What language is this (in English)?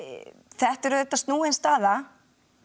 Icelandic